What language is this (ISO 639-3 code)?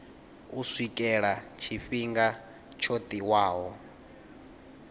ven